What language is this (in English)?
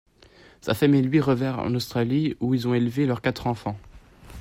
French